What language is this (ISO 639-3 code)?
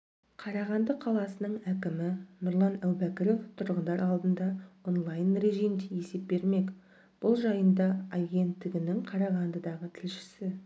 kaz